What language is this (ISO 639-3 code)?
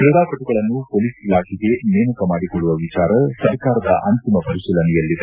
kan